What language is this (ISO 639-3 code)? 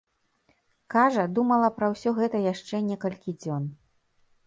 bel